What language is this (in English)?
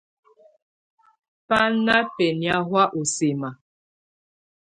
Tunen